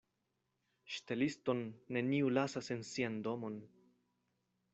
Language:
Esperanto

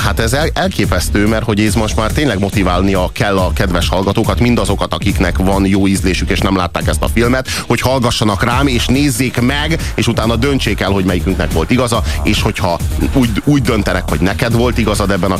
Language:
Hungarian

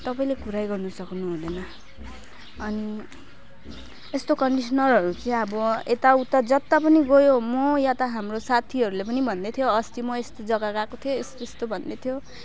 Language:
Nepali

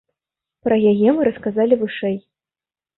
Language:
Belarusian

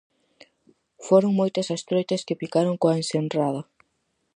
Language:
Galician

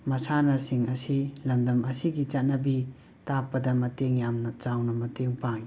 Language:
Manipuri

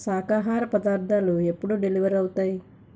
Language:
Telugu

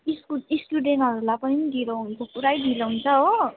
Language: Nepali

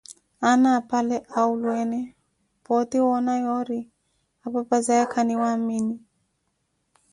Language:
Koti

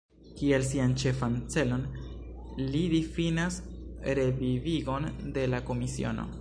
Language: Esperanto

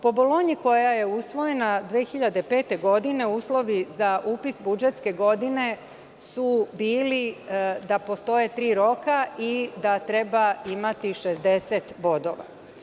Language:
Serbian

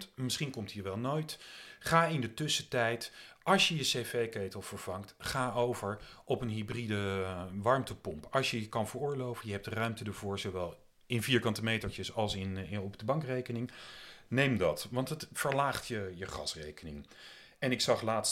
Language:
Dutch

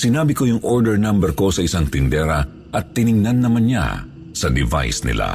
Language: Filipino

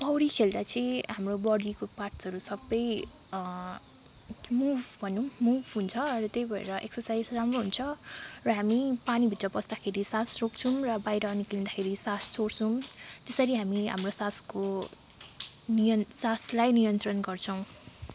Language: Nepali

